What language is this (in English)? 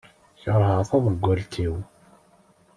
Kabyle